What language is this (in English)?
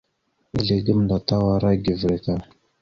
Mada (Cameroon)